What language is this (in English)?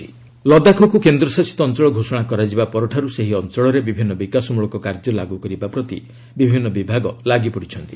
Odia